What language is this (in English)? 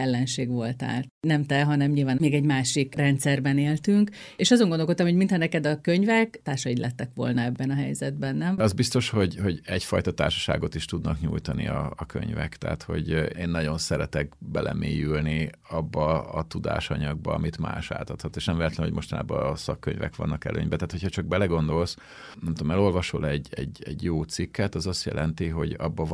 Hungarian